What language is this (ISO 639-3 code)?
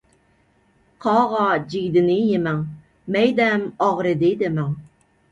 uig